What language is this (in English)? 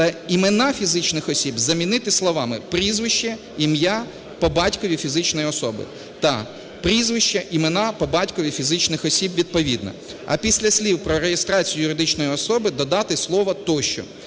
Ukrainian